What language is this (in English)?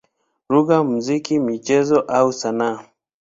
Swahili